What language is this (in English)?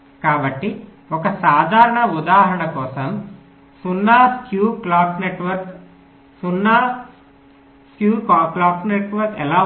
Telugu